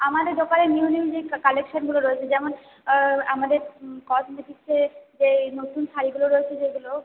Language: Bangla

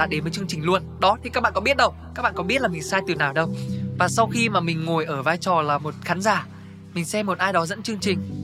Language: Vietnamese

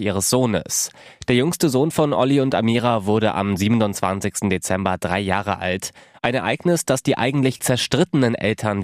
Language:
German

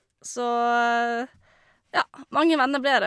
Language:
Norwegian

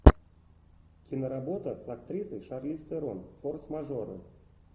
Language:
Russian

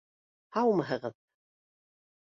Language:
Bashkir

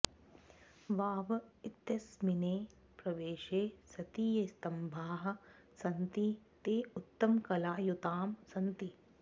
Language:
Sanskrit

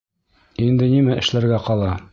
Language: Bashkir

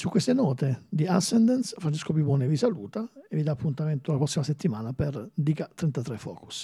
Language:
Italian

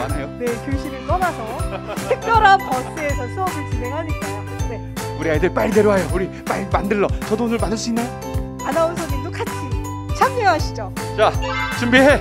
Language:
Korean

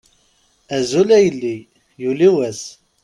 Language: Kabyle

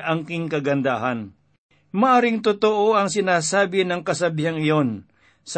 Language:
Filipino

